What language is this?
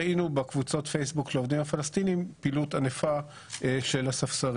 Hebrew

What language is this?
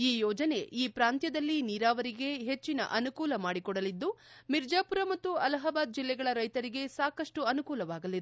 Kannada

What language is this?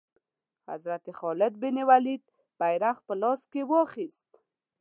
Pashto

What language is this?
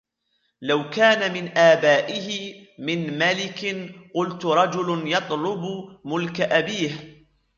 Arabic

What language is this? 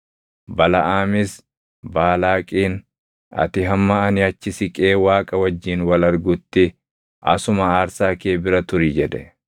Oromo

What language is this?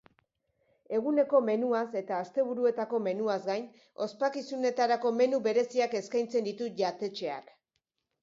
Basque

